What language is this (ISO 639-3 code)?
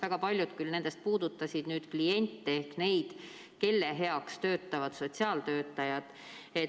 est